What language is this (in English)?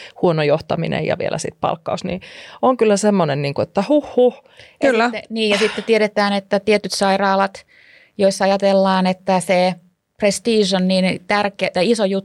Finnish